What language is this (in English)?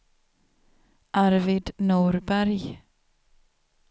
Swedish